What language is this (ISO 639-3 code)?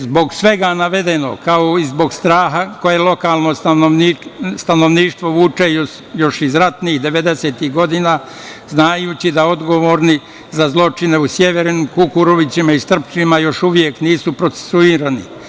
srp